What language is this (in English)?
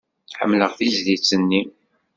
Kabyle